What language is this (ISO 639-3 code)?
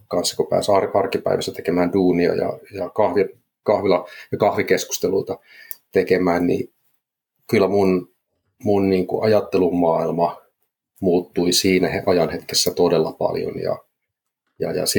fin